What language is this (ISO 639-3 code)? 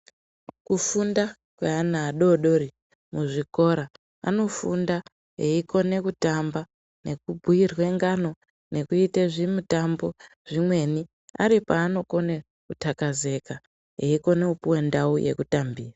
ndc